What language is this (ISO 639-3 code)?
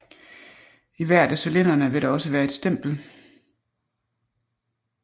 dan